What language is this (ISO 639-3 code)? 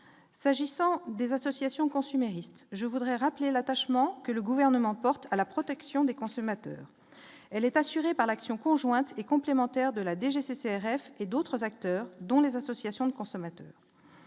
fra